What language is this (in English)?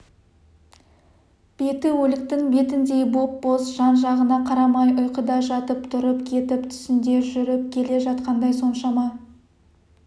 Kazakh